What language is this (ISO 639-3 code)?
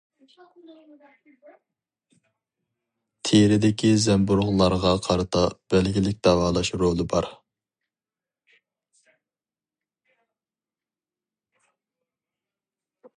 uig